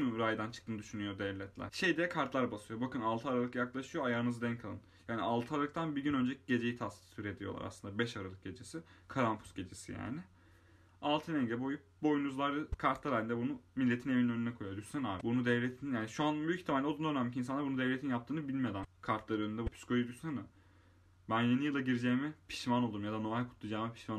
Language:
Turkish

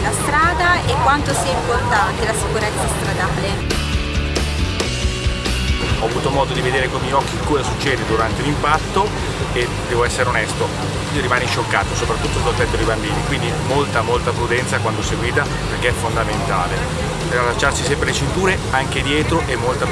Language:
Italian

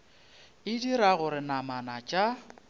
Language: Northern Sotho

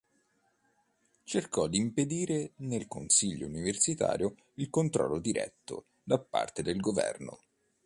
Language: Italian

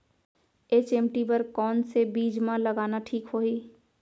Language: Chhattisgarhi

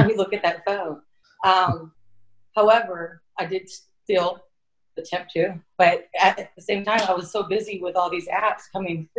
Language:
English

